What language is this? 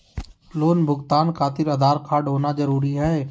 Magahi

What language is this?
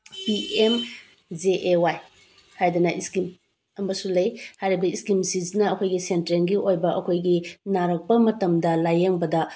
Manipuri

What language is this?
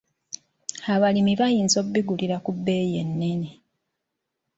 Ganda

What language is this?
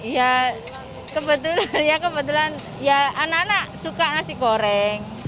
Indonesian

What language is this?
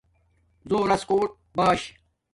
Domaaki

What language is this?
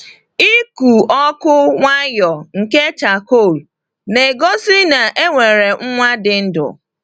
Igbo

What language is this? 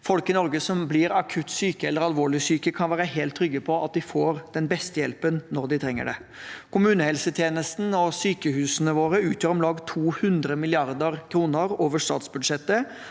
Norwegian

